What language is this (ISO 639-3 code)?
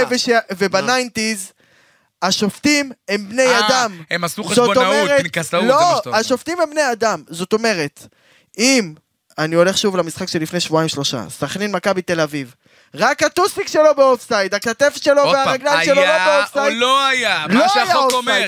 heb